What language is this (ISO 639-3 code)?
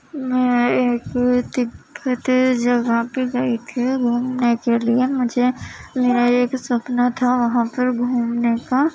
urd